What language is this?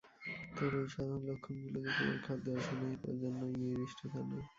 Bangla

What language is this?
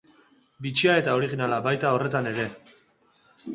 Basque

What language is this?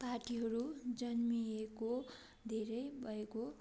Nepali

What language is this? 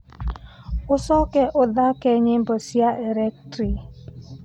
Kikuyu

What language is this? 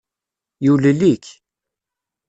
Kabyle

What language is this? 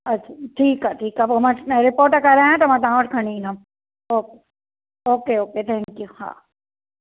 Sindhi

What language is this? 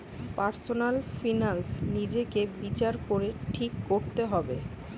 Bangla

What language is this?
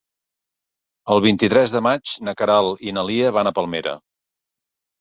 Catalan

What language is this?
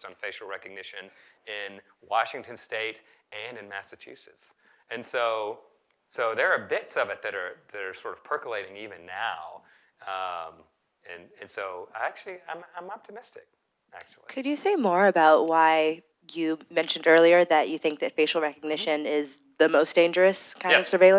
English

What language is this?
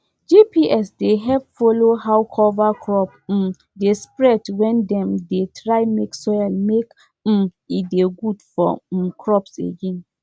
Nigerian Pidgin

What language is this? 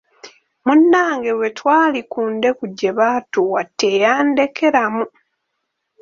Ganda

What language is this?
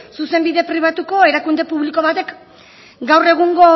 Basque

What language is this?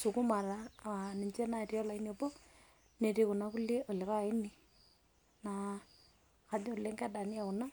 Masai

